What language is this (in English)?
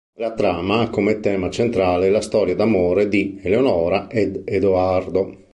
Italian